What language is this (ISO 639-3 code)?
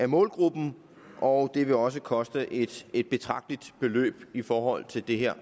dan